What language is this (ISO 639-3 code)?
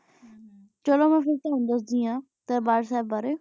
pan